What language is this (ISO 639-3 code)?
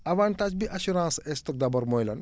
wol